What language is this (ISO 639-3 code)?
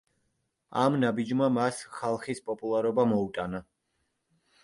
kat